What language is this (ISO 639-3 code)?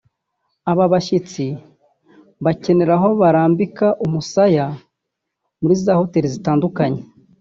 kin